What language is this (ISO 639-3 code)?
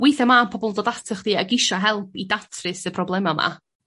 cym